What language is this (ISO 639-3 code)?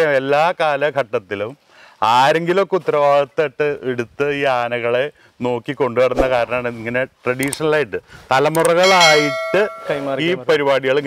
nld